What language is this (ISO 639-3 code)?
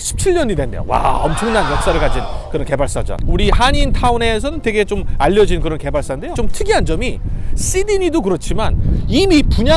kor